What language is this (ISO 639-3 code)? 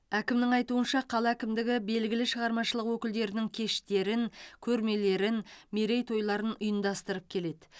kaz